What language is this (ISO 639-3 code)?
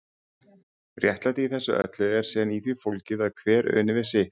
isl